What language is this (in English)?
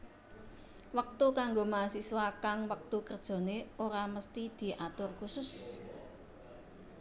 Javanese